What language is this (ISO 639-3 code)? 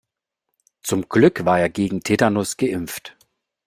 deu